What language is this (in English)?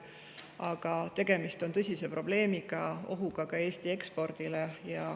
Estonian